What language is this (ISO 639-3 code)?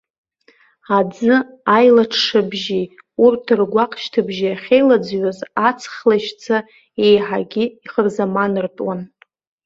abk